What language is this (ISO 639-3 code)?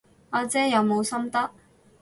yue